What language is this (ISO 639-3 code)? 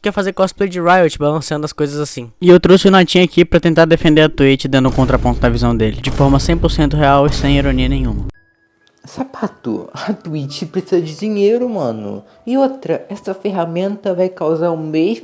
por